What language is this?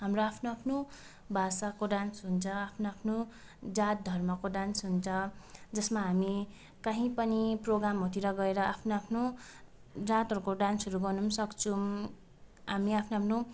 Nepali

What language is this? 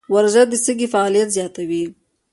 Pashto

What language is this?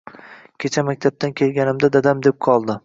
Uzbek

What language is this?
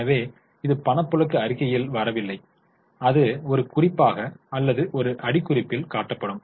Tamil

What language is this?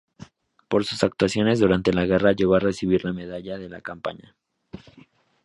Spanish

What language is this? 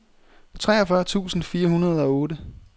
Danish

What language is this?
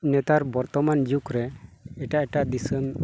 Santali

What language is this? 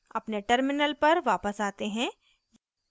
Hindi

